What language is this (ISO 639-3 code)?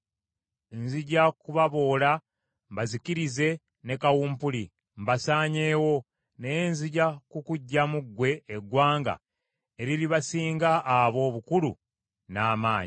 lug